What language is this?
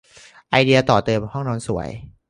Thai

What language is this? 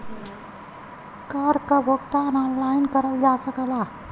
Bhojpuri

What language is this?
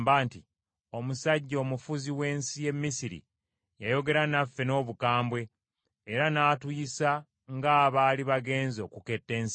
Ganda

